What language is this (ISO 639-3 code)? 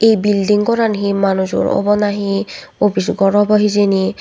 ccp